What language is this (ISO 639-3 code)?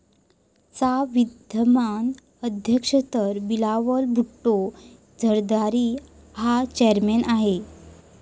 mar